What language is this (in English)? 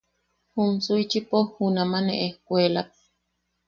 Yaqui